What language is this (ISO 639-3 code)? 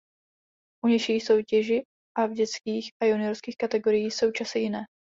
ces